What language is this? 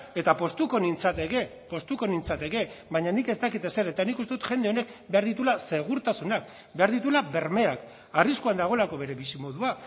Basque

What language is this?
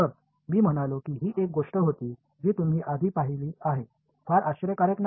Marathi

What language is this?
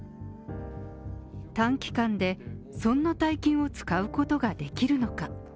Japanese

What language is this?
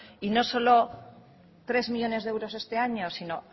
Spanish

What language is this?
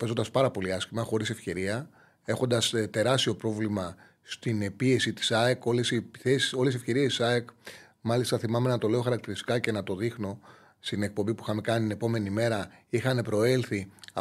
Greek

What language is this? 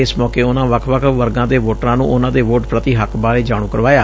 Punjabi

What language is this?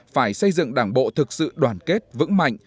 Vietnamese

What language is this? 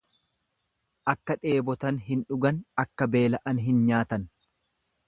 Oromo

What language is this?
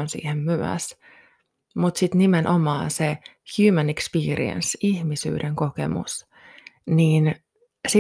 Finnish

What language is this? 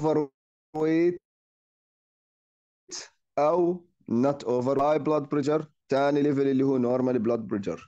Arabic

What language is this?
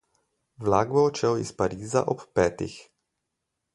Slovenian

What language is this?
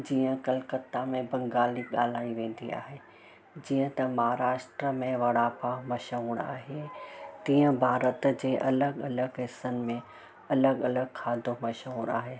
Sindhi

